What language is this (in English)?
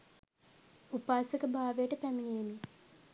Sinhala